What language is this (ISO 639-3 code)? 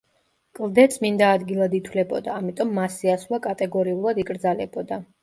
kat